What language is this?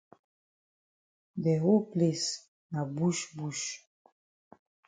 Cameroon Pidgin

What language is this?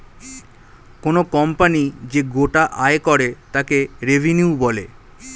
Bangla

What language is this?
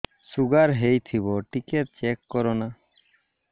Odia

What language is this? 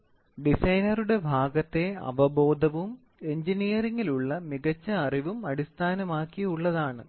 Malayalam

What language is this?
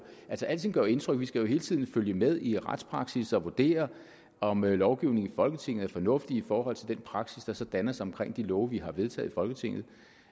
Danish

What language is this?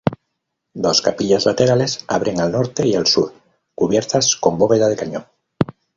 Spanish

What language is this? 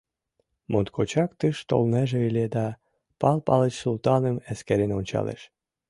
Mari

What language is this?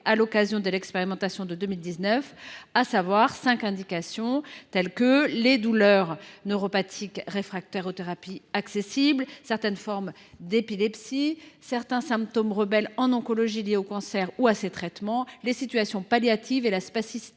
French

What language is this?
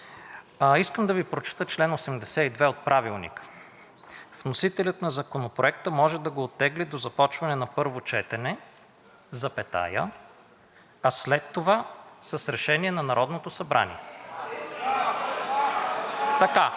Bulgarian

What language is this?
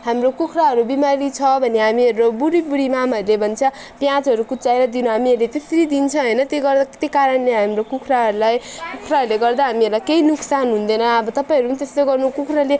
Nepali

